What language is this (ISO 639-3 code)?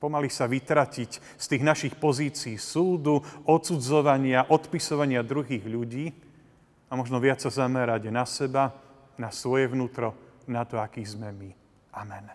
slk